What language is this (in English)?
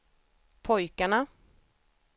Swedish